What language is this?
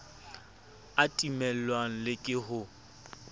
Southern Sotho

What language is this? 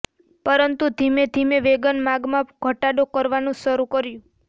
Gujarati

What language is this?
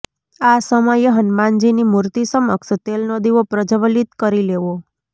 Gujarati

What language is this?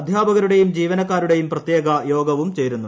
Malayalam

